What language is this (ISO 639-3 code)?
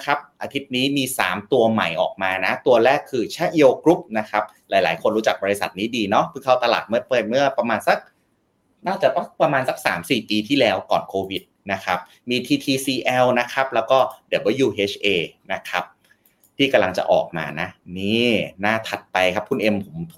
tha